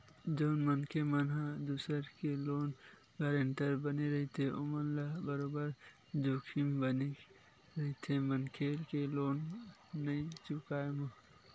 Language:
Chhattisgarhi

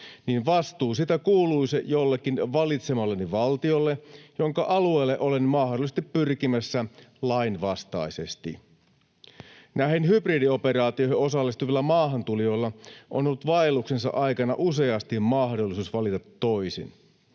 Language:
Finnish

